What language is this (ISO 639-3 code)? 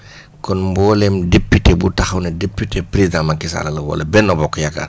wol